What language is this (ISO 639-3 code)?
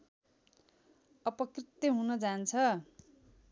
nep